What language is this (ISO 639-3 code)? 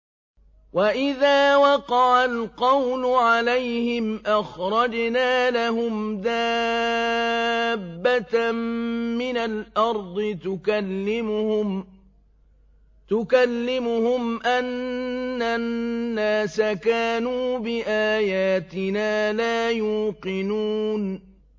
ara